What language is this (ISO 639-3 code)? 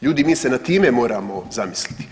hrv